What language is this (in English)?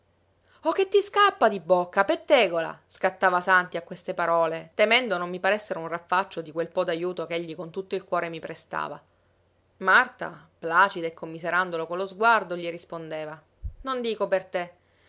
Italian